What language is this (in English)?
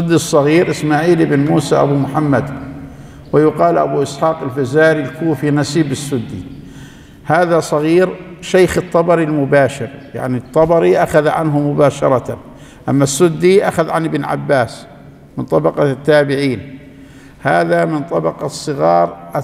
Arabic